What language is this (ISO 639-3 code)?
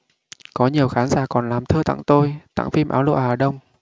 vie